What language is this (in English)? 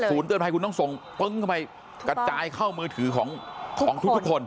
Thai